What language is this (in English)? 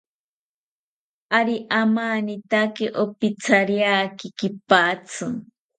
South Ucayali Ashéninka